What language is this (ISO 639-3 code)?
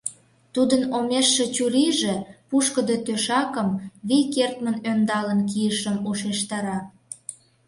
chm